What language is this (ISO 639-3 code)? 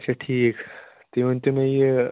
kas